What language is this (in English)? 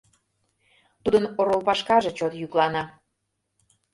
Mari